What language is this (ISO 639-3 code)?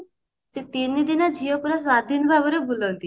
ori